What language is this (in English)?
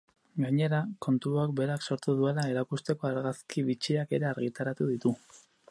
Basque